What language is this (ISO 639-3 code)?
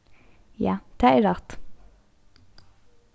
fao